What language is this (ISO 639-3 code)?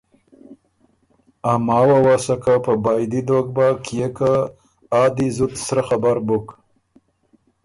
oru